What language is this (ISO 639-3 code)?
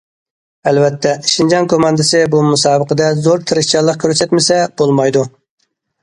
uig